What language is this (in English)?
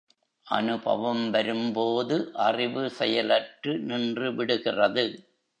Tamil